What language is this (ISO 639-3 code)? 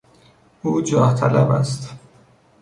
fas